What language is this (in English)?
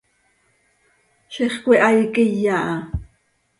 Seri